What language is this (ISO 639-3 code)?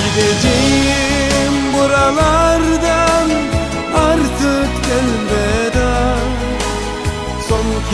ara